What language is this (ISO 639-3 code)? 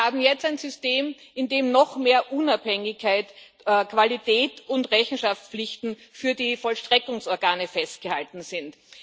deu